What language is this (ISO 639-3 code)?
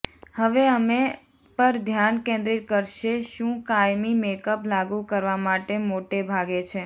guj